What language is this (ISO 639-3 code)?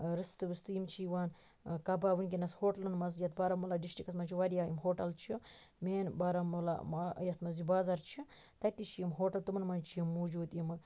kas